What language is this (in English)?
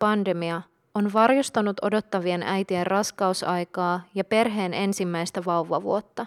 Finnish